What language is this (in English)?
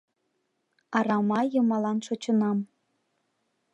Mari